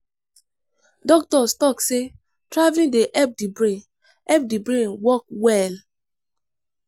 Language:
Nigerian Pidgin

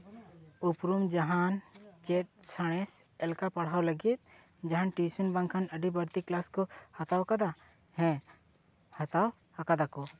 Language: Santali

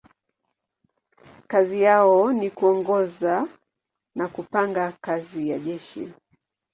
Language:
Swahili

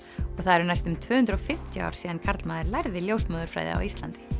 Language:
Icelandic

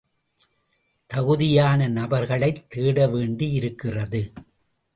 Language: Tamil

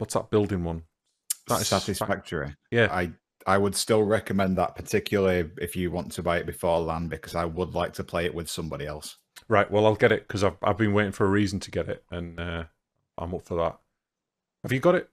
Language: English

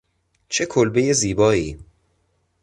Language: Persian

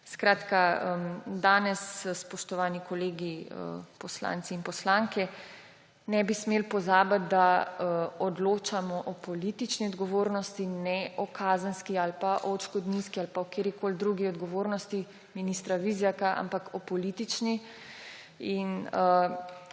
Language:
Slovenian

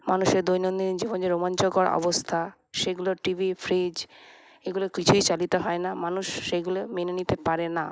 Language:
Bangla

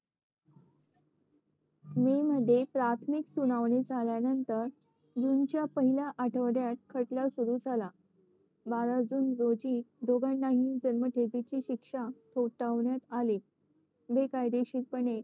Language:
Marathi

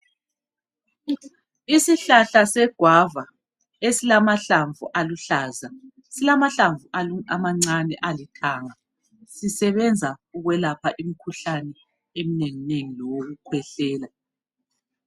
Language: North Ndebele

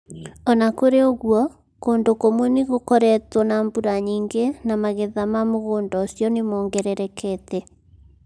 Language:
Kikuyu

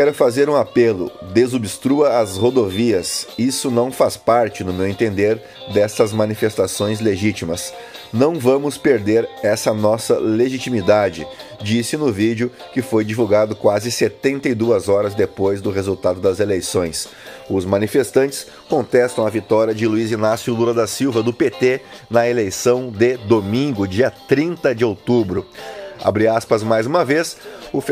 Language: Portuguese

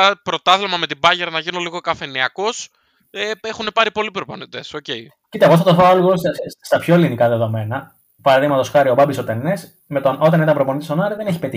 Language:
Greek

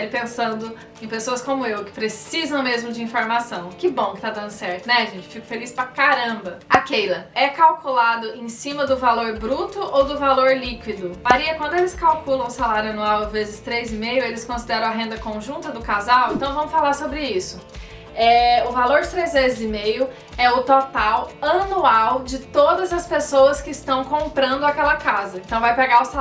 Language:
Portuguese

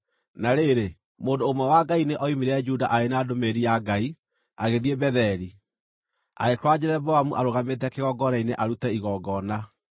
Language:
Kikuyu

